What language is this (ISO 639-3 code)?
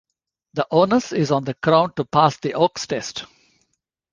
eng